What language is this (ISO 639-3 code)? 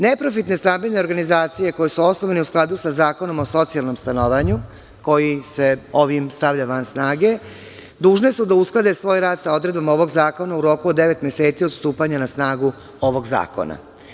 srp